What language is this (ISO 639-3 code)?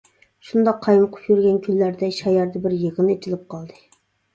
uig